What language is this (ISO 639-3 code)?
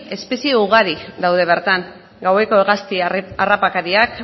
eus